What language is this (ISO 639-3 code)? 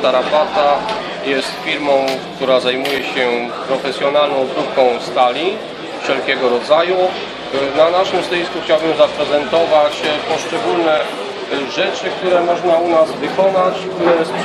pol